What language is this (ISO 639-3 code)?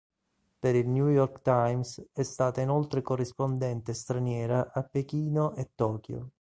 ita